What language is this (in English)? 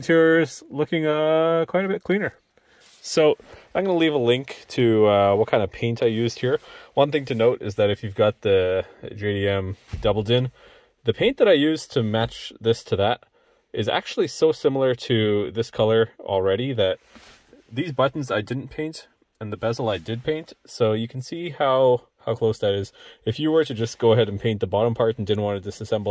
English